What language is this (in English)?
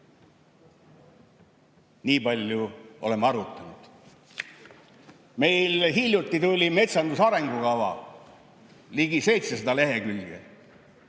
Estonian